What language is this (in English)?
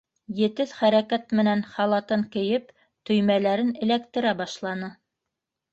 Bashkir